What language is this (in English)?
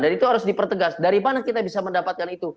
Indonesian